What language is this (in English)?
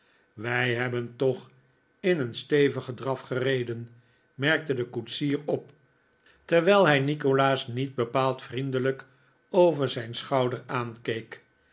Dutch